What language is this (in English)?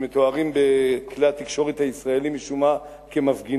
Hebrew